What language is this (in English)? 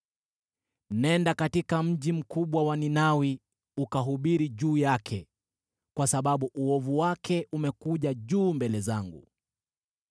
Swahili